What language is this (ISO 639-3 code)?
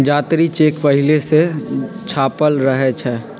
mag